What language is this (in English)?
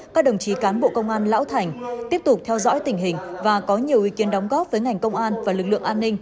Vietnamese